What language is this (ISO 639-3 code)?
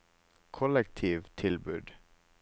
nor